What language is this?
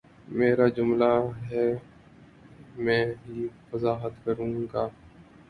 Urdu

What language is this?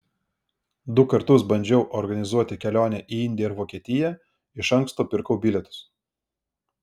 Lithuanian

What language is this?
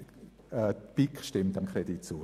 Swiss German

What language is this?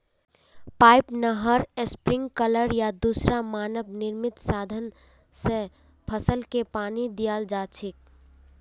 Magahi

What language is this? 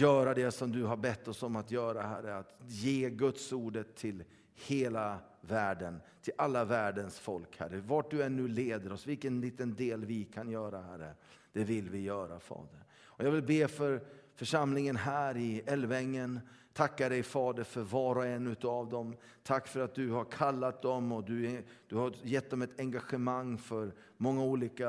Swedish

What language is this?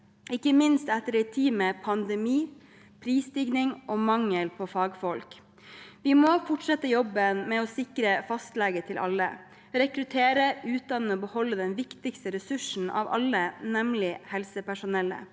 Norwegian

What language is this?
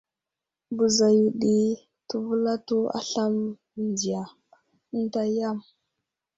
Wuzlam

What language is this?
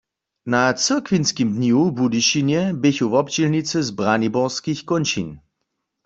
Upper Sorbian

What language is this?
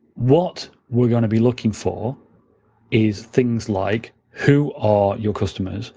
English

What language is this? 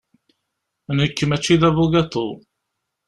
Kabyle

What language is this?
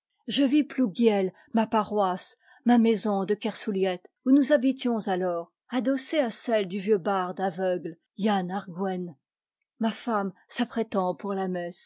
French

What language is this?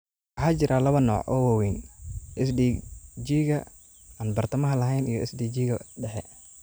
Somali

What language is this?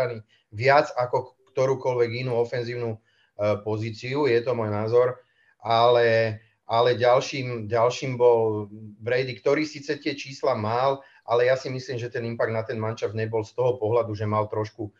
Czech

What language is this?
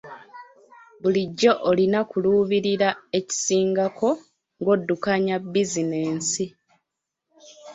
Ganda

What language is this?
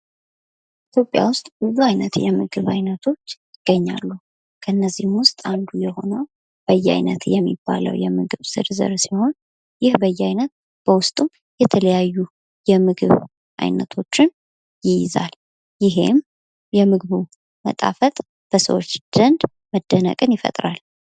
Amharic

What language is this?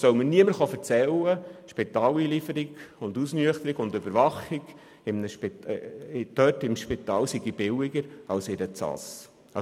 Swiss German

